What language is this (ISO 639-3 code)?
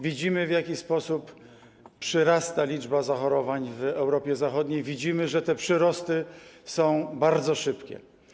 pol